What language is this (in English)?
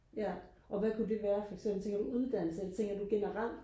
Danish